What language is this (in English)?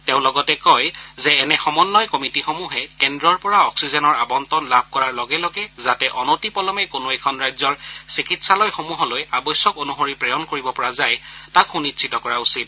Assamese